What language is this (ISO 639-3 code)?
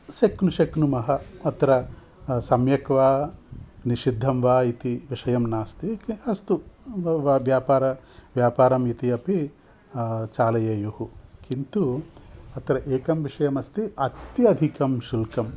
san